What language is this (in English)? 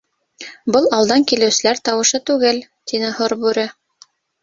Bashkir